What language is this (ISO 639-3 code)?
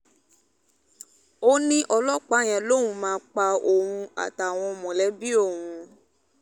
yor